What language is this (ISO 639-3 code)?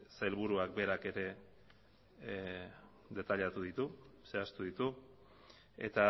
eus